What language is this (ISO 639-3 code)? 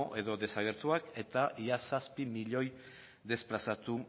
eus